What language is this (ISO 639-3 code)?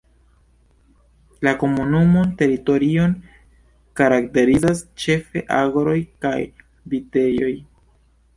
epo